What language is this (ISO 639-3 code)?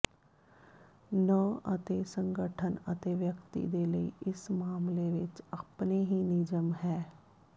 pan